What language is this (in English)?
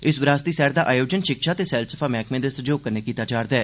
Dogri